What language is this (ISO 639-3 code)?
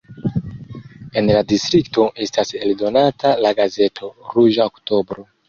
epo